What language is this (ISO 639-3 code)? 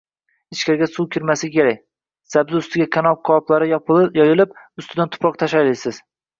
uzb